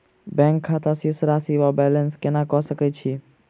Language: Maithili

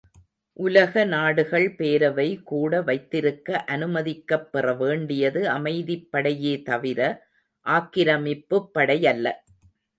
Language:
Tamil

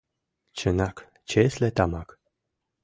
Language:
Mari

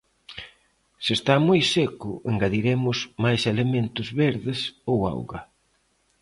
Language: Galician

